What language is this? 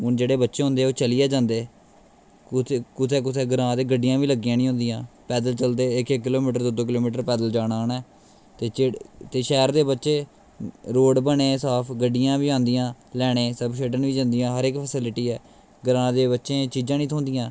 Dogri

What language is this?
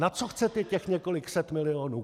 Czech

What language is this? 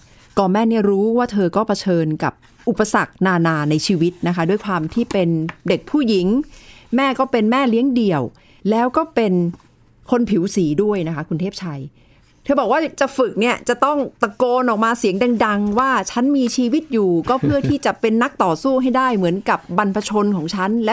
Thai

